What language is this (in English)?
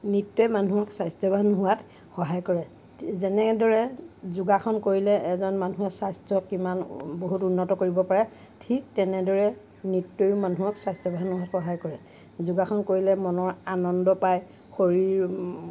Assamese